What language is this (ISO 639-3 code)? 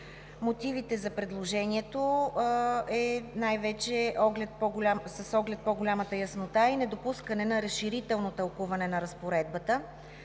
bul